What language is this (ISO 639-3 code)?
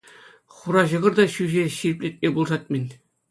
chv